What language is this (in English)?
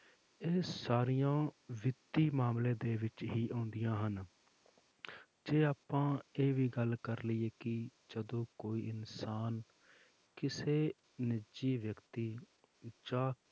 Punjabi